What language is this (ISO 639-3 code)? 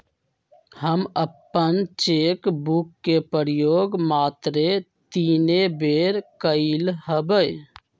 mag